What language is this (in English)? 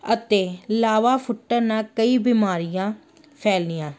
Punjabi